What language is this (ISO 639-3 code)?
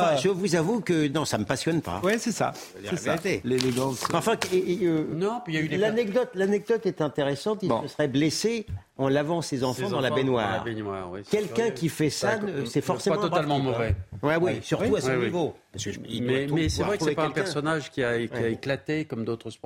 fra